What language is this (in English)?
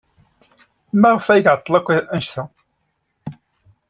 Kabyle